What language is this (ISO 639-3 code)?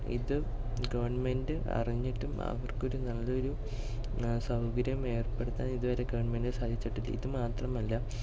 mal